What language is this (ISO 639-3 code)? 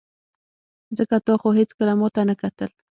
pus